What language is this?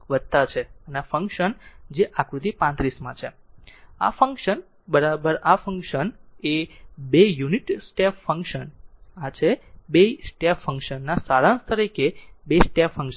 Gujarati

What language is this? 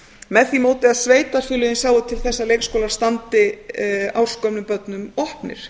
Icelandic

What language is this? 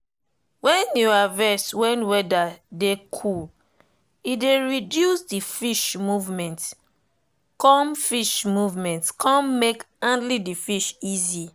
Nigerian Pidgin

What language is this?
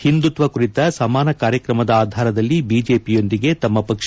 Kannada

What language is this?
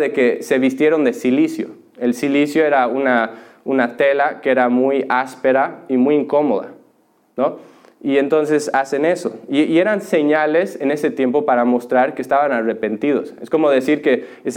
Spanish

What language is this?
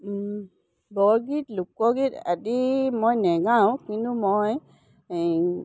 Assamese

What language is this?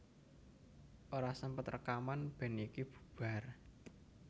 Javanese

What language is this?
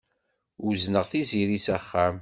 Kabyle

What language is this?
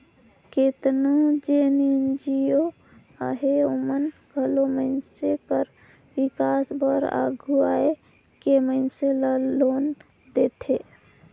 Chhattisgarhi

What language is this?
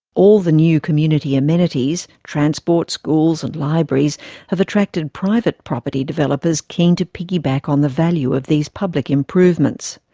English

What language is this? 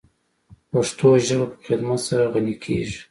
Pashto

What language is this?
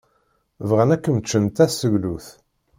Kabyle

